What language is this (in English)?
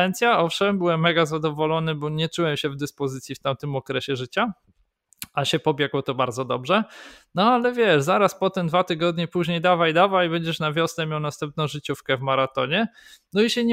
Polish